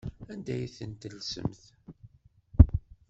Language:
Kabyle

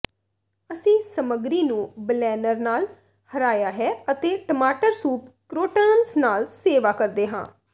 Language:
Punjabi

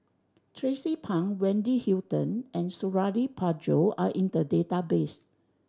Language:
English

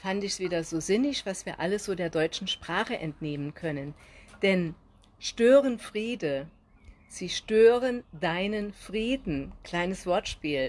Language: German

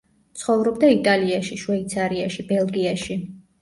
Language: Georgian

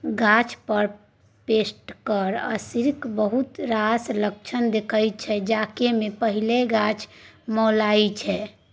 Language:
Maithili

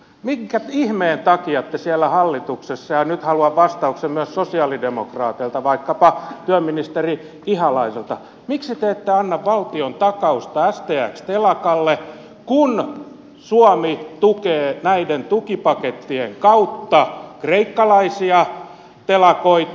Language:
Finnish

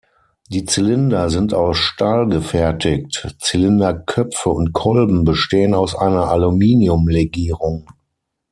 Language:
German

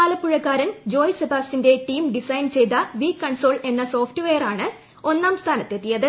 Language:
Malayalam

